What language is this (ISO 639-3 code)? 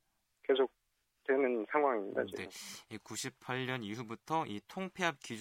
kor